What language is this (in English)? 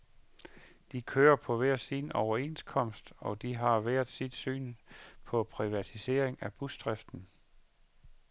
Danish